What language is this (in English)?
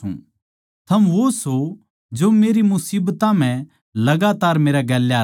Haryanvi